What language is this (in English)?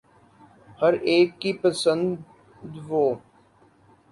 Urdu